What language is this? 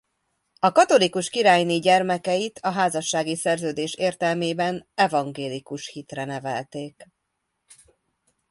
Hungarian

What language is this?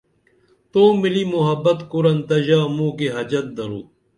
Dameli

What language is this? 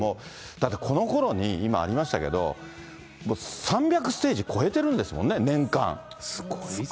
Japanese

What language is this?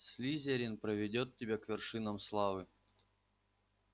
Russian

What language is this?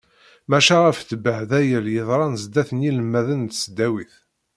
Kabyle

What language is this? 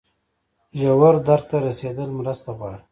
Pashto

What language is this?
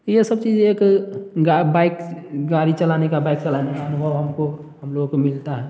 Hindi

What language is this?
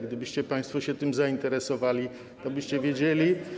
Polish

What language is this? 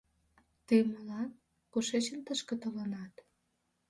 Mari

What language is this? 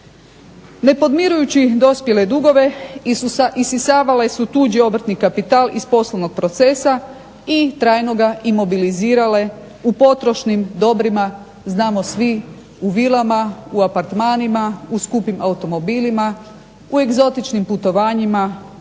Croatian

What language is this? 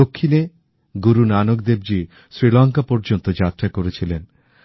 Bangla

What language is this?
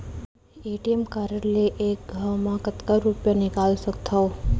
Chhattisgarhi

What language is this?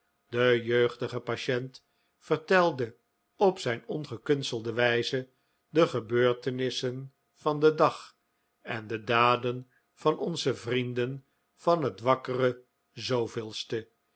Dutch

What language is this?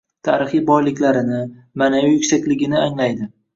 Uzbek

